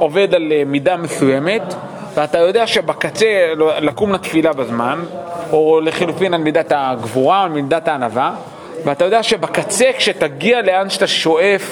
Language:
Hebrew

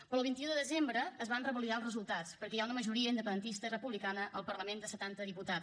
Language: Catalan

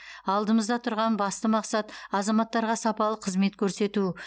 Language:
Kazakh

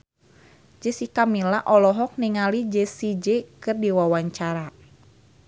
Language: Sundanese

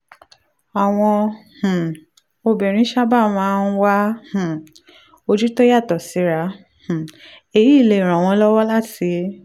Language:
Yoruba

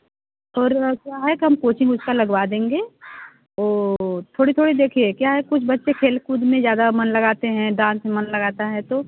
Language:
Hindi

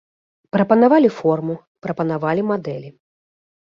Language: Belarusian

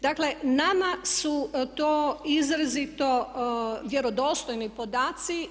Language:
Croatian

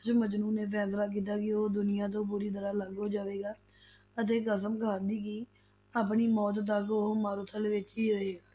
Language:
Punjabi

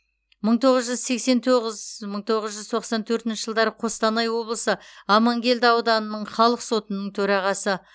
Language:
Kazakh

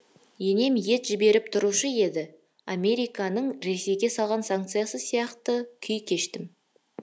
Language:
Kazakh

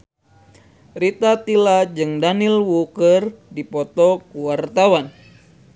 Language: Sundanese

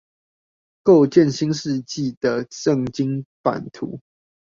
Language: Chinese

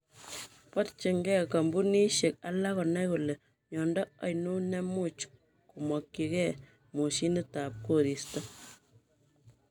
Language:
Kalenjin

